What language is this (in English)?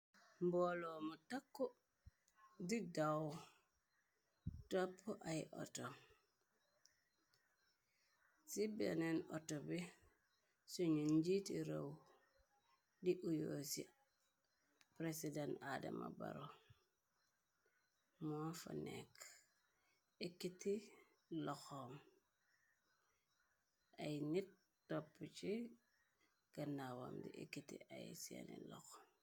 Wolof